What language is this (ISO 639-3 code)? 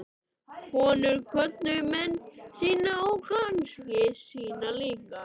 isl